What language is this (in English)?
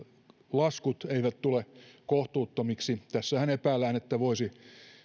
Finnish